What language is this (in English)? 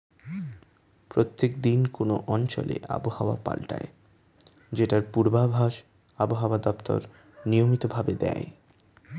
Bangla